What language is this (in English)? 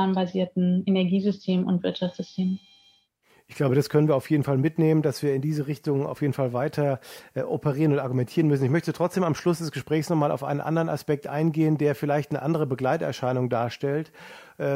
German